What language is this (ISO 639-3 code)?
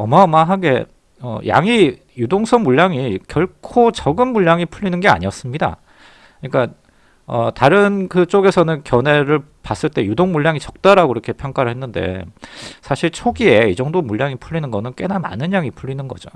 kor